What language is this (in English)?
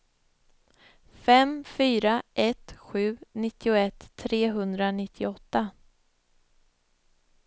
Swedish